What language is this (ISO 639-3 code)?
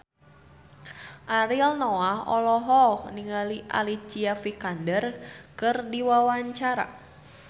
sun